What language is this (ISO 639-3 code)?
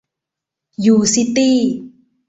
tha